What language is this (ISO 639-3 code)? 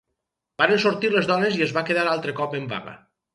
cat